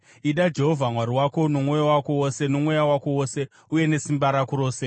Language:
Shona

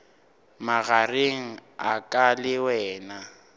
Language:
Northern Sotho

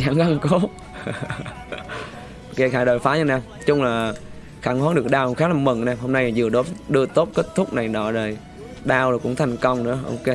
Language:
Vietnamese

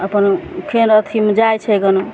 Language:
Maithili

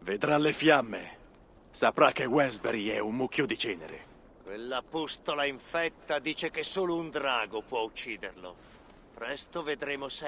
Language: Italian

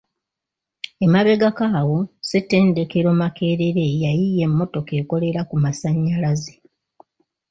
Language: Ganda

